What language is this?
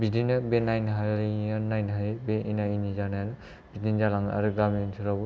Bodo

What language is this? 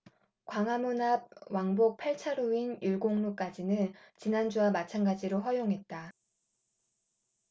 Korean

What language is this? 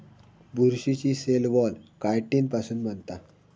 Marathi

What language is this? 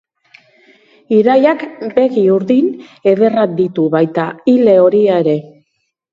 Basque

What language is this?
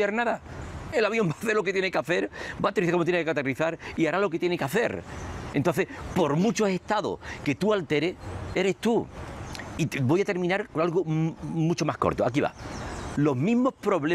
Spanish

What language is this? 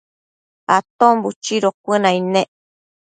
Matsés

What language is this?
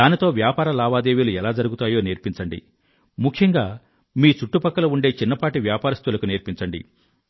Telugu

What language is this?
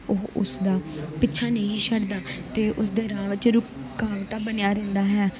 Punjabi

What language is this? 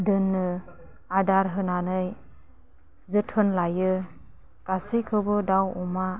Bodo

